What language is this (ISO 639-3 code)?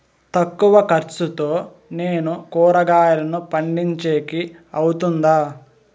tel